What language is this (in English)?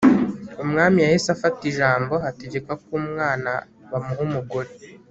Kinyarwanda